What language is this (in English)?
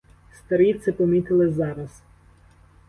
Ukrainian